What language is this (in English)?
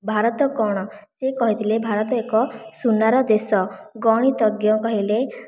Odia